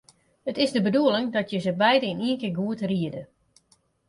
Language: Western Frisian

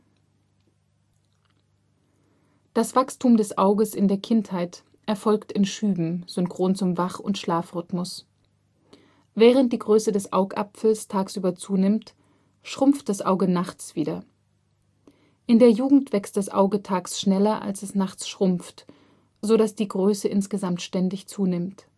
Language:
German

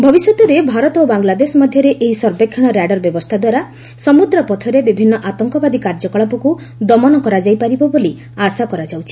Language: Odia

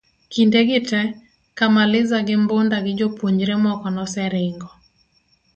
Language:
Luo (Kenya and Tanzania)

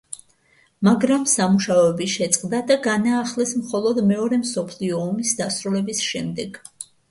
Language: Georgian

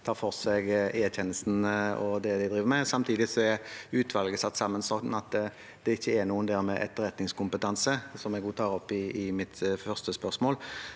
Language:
Norwegian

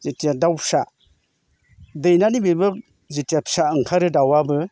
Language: Bodo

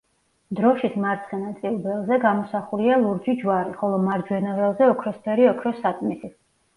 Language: Georgian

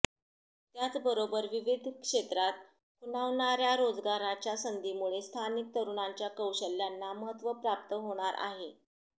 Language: Marathi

